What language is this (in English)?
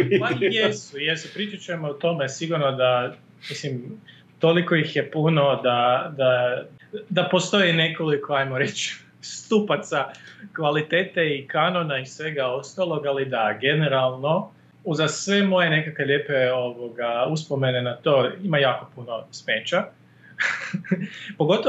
Croatian